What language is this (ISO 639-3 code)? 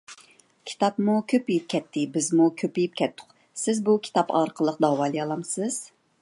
uig